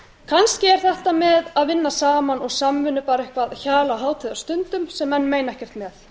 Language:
Icelandic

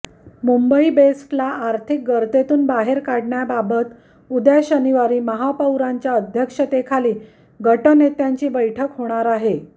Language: Marathi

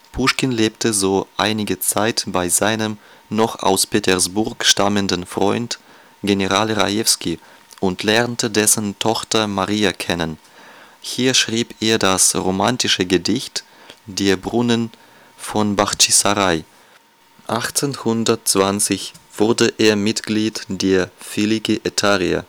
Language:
German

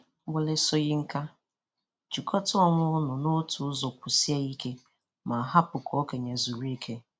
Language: Igbo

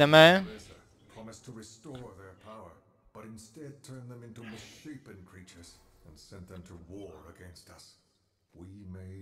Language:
Czech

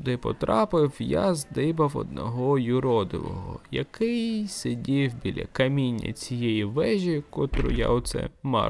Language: Ukrainian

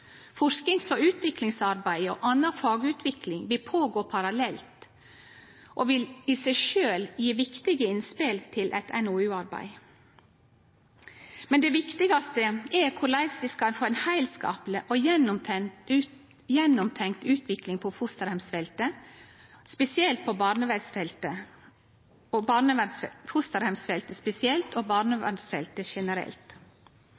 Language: Norwegian Nynorsk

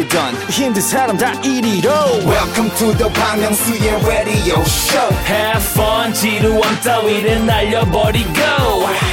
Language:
Korean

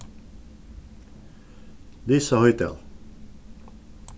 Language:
Faroese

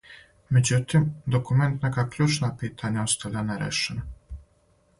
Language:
Serbian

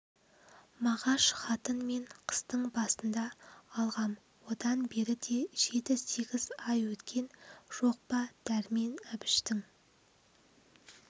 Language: Kazakh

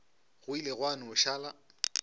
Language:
Northern Sotho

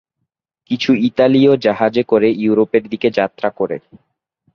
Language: Bangla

